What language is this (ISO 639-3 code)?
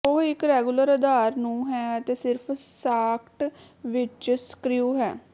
pan